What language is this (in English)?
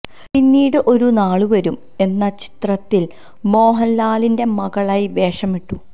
Malayalam